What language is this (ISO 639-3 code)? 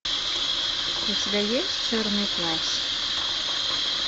rus